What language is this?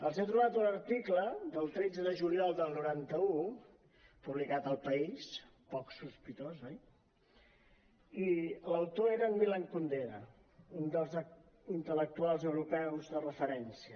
Catalan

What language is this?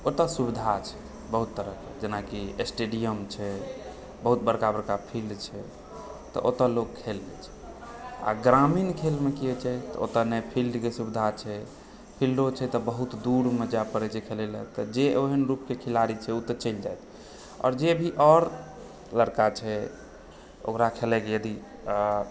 Maithili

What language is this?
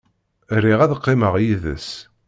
Kabyle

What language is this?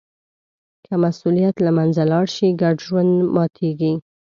Pashto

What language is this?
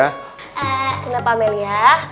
Indonesian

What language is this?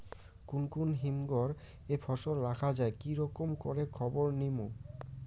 Bangla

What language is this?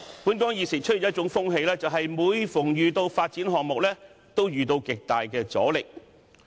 Cantonese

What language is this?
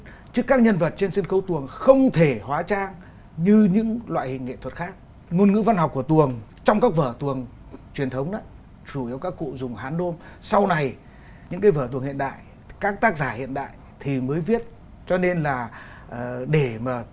Vietnamese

